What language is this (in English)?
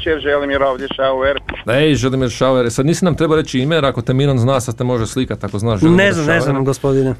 Croatian